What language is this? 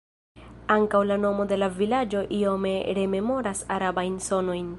Esperanto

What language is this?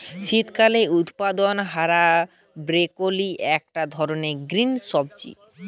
Bangla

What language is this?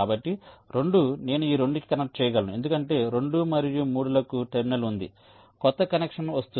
Telugu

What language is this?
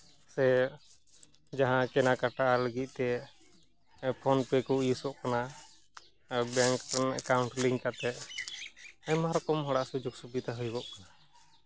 Santali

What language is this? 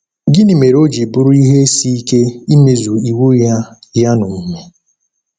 Igbo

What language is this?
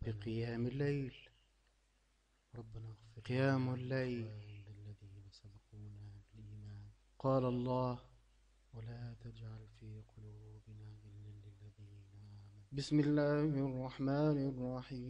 Arabic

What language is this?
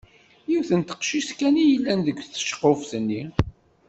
Kabyle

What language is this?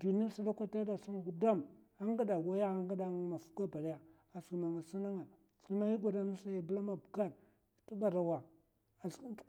Mafa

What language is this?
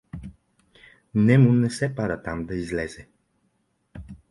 Bulgarian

